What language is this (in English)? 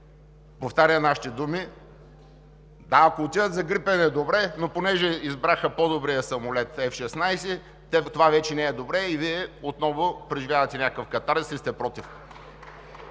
Bulgarian